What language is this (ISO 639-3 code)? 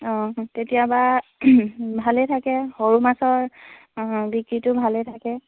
asm